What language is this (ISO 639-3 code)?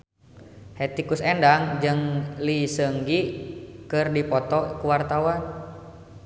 sun